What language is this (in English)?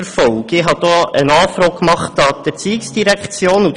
Swiss German